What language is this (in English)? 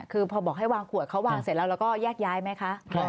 Thai